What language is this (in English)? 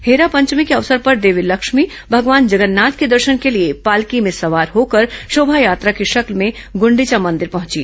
Hindi